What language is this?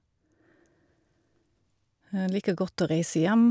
Norwegian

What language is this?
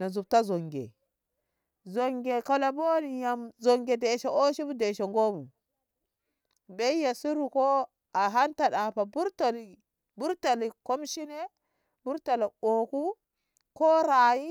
Ngamo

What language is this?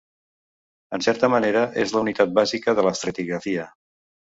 Catalan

